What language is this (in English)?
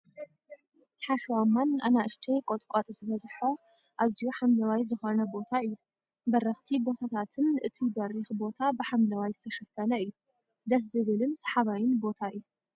Tigrinya